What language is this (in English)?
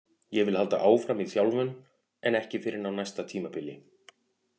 Icelandic